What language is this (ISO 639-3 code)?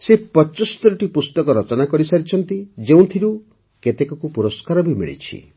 ori